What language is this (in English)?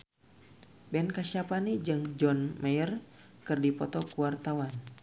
Sundanese